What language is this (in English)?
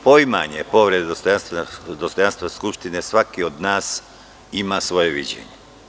Serbian